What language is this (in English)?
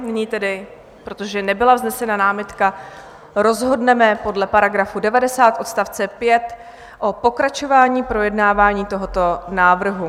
Czech